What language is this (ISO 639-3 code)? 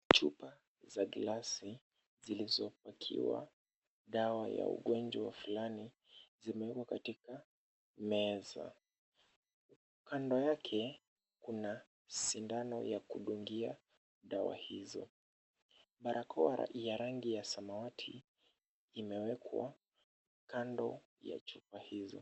swa